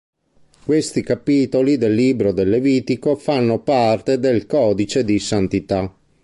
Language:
Italian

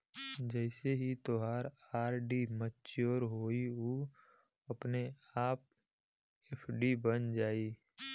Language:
Bhojpuri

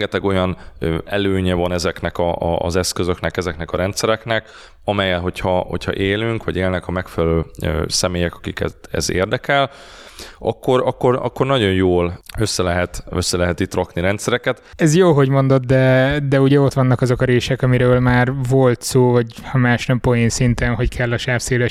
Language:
Hungarian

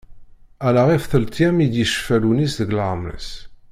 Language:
Kabyle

